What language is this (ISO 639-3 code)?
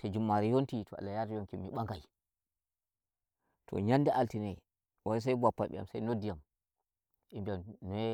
fuv